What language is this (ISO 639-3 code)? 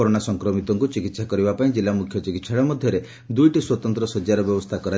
ori